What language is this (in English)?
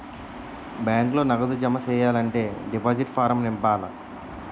Telugu